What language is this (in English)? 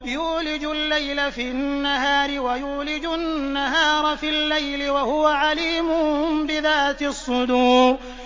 Arabic